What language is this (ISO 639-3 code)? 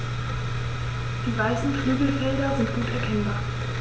deu